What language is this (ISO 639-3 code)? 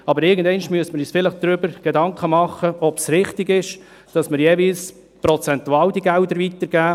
gsw